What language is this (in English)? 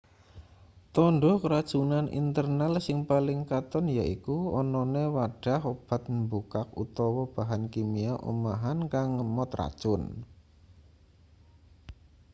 Javanese